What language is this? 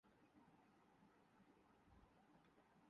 Urdu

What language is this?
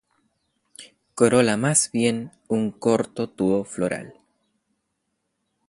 Spanish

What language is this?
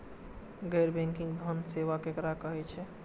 Maithili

